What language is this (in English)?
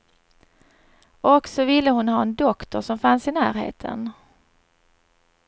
Swedish